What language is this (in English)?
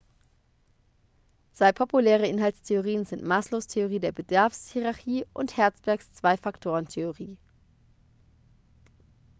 German